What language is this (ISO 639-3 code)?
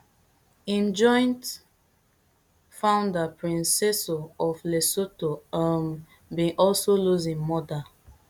pcm